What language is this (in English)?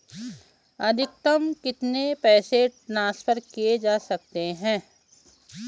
Hindi